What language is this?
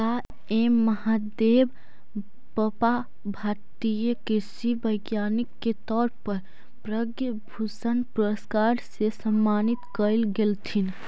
Magahi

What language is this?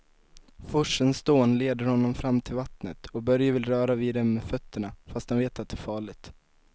Swedish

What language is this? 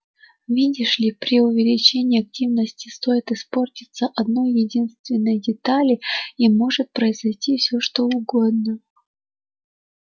Russian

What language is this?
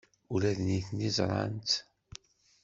Kabyle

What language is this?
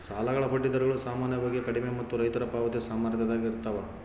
Kannada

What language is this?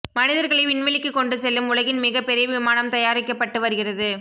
Tamil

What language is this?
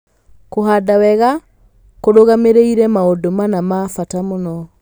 Kikuyu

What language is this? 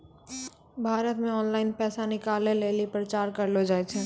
Maithili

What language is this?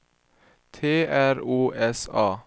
Swedish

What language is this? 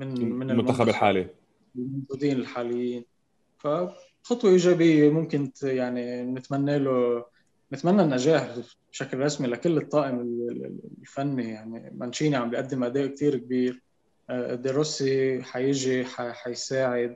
Arabic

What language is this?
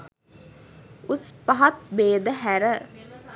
Sinhala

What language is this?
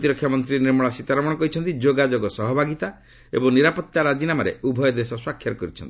Odia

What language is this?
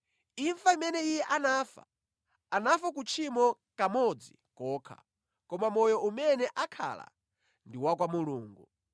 Nyanja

